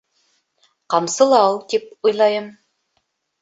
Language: Bashkir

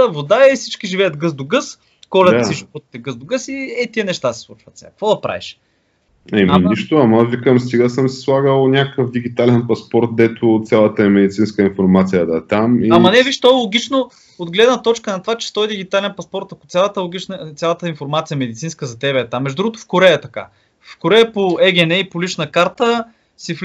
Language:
Bulgarian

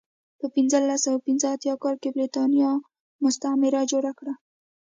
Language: Pashto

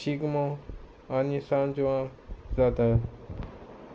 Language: Konkani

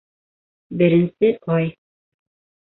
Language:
Bashkir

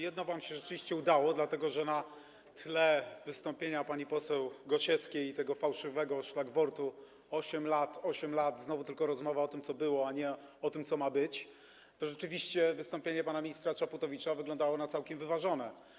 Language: Polish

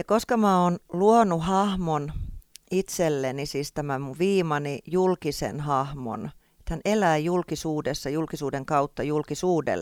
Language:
Finnish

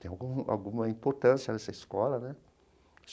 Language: Portuguese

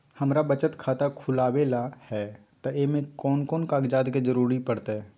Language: Magahi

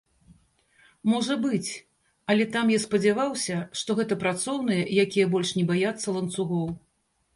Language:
Belarusian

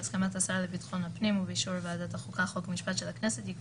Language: Hebrew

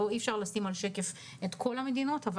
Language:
Hebrew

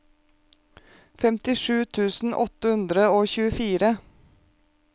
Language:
Norwegian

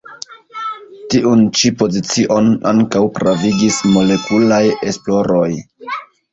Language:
Esperanto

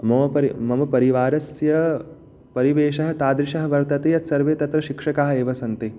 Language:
Sanskrit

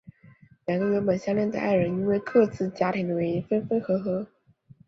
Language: Chinese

